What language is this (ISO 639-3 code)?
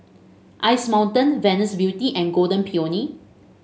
eng